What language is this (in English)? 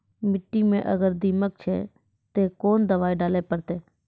Maithili